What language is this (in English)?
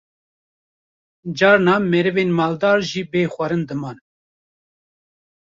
Kurdish